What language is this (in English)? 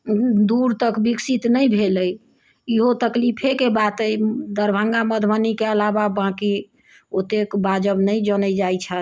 Maithili